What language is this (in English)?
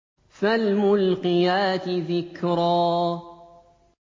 Arabic